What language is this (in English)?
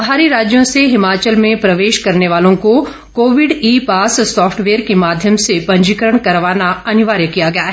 Hindi